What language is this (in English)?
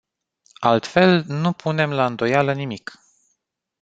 Romanian